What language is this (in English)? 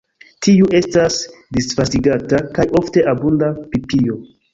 Esperanto